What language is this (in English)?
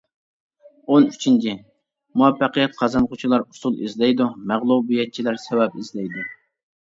Uyghur